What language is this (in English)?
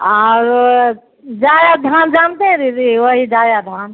Maithili